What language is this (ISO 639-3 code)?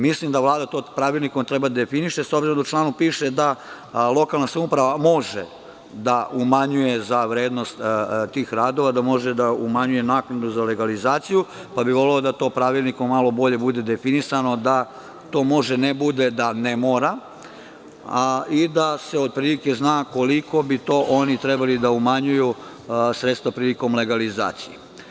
srp